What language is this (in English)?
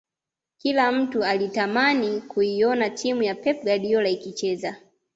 Swahili